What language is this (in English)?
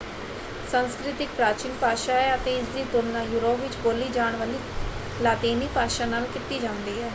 Punjabi